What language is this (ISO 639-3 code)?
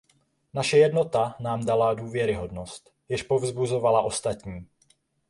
ces